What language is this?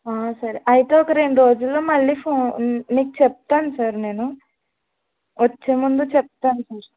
Telugu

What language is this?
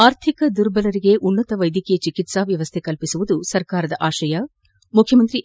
Kannada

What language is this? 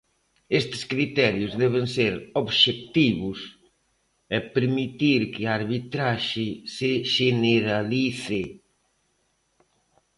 Galician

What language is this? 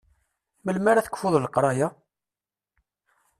Kabyle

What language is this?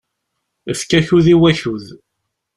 Kabyle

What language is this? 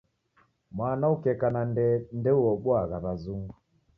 Taita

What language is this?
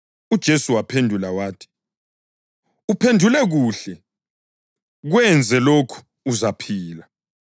North Ndebele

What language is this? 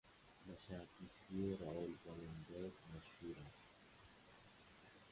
Persian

